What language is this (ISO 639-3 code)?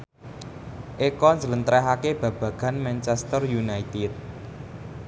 jav